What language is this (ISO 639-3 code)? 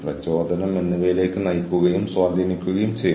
mal